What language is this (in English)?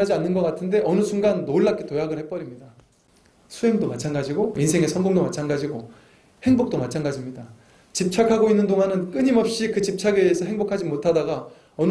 Korean